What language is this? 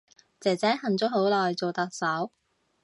Cantonese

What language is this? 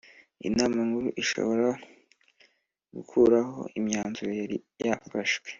Kinyarwanda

